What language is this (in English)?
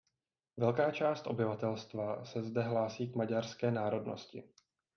Czech